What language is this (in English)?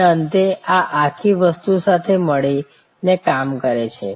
Gujarati